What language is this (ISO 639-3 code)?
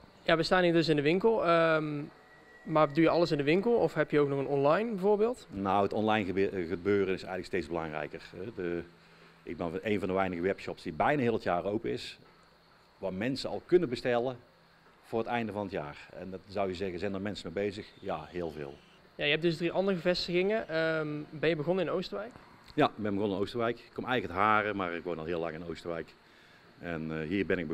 nld